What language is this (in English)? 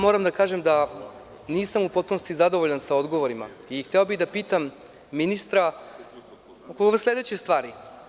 Serbian